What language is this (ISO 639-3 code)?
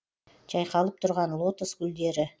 kaz